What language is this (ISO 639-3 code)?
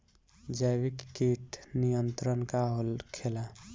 bho